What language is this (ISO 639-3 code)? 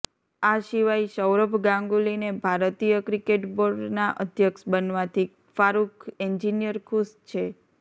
guj